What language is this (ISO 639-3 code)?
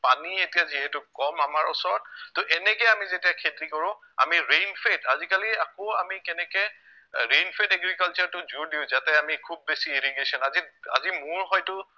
asm